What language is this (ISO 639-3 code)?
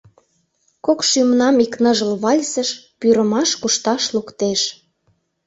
chm